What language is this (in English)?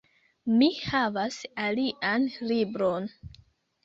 Esperanto